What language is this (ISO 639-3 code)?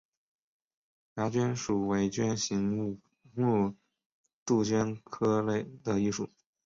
zho